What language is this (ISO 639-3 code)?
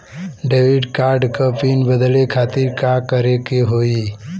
bho